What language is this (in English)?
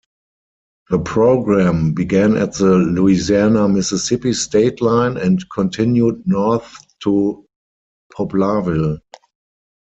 English